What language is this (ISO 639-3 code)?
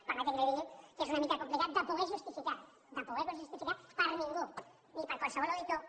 cat